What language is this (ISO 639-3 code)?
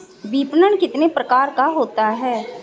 hin